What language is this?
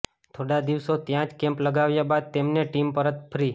Gujarati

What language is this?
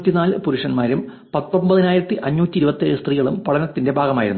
Malayalam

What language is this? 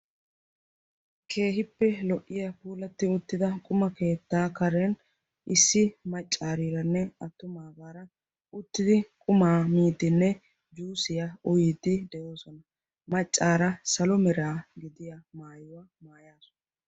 Wolaytta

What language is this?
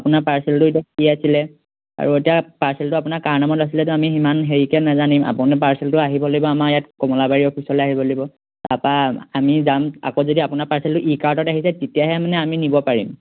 Assamese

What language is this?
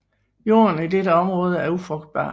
Danish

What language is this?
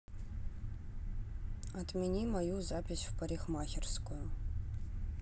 Russian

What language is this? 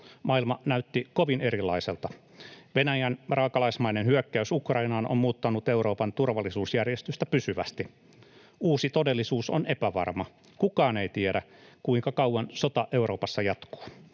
Finnish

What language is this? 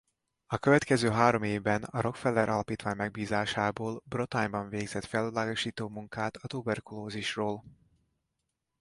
Hungarian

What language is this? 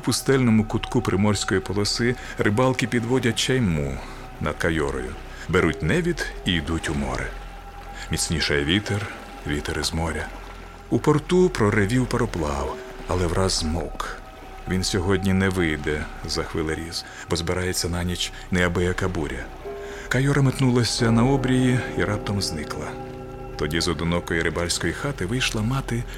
Ukrainian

